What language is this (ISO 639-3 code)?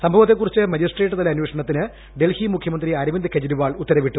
mal